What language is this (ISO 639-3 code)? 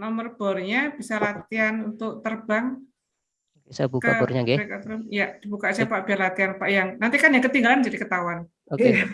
ind